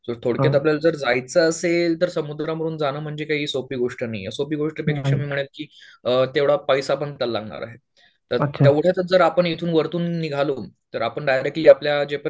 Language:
Marathi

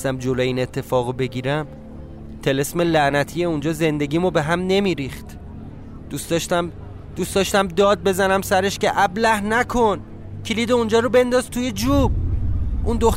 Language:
Persian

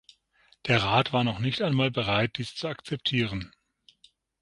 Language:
German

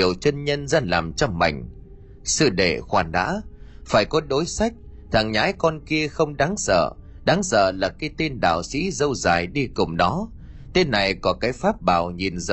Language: Vietnamese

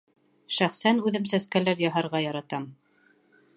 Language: Bashkir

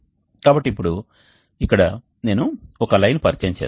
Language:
Telugu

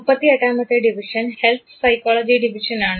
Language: Malayalam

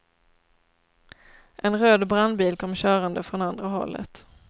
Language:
Swedish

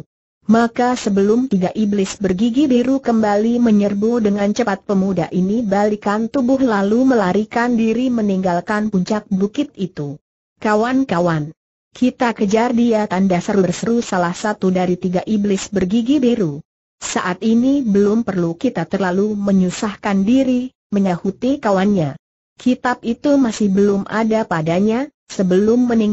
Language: Indonesian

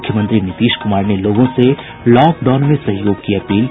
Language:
Hindi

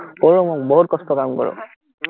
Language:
Assamese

